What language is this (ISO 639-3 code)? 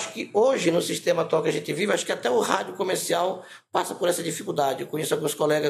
por